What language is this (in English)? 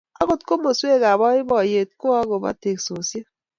Kalenjin